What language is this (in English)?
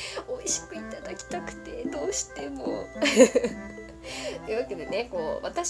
Japanese